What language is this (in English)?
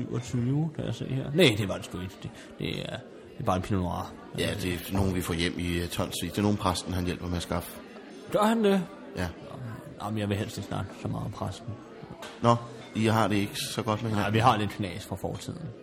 Danish